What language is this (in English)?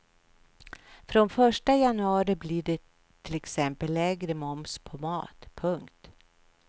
Swedish